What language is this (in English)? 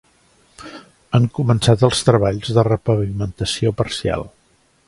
Catalan